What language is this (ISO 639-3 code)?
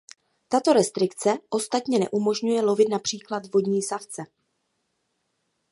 ces